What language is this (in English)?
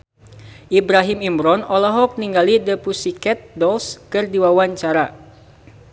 Sundanese